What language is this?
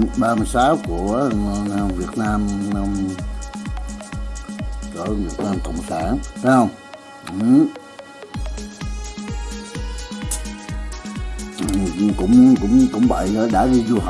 Vietnamese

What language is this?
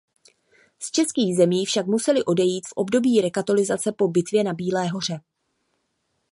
Czech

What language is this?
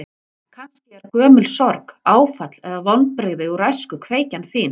Icelandic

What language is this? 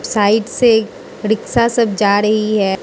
Hindi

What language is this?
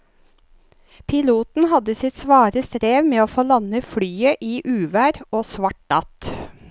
Norwegian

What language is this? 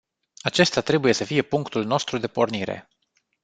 Romanian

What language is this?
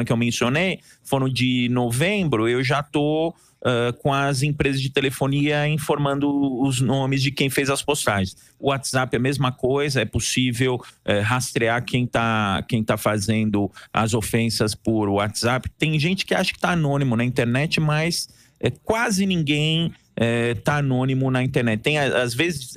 Portuguese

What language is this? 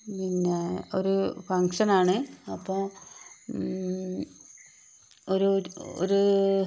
Malayalam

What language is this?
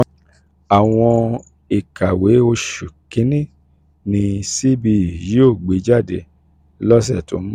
Yoruba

